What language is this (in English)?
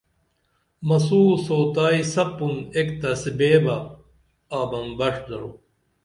Dameli